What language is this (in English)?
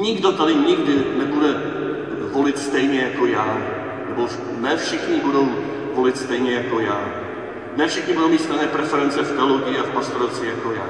Czech